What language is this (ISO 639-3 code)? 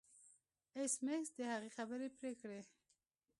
pus